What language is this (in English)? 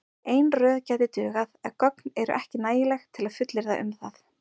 Icelandic